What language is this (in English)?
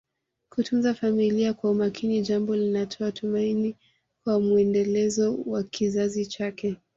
Swahili